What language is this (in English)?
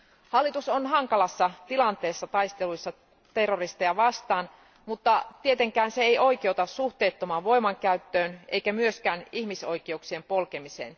Finnish